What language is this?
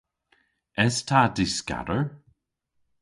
Cornish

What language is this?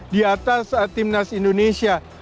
Indonesian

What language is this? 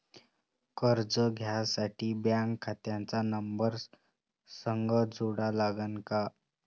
Marathi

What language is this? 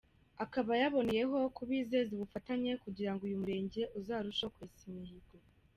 Kinyarwanda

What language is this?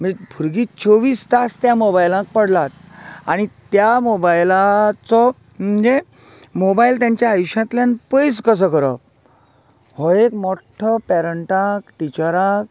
Konkani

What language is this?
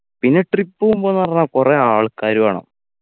Malayalam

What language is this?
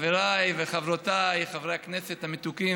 Hebrew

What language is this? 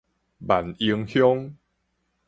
Min Nan Chinese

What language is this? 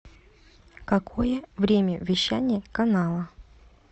Russian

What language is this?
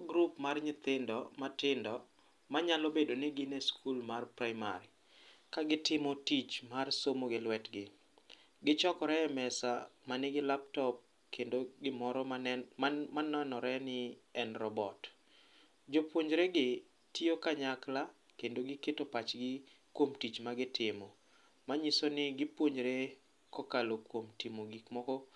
Luo (Kenya and Tanzania)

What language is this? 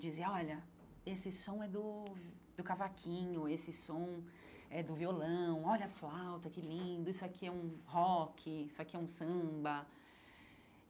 Portuguese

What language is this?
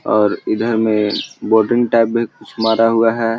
Magahi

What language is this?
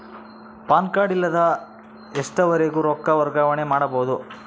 Kannada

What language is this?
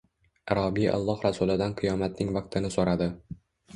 Uzbek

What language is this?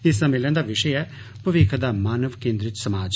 Dogri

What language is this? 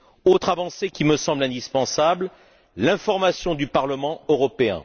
French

